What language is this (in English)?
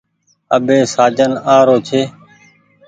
Goaria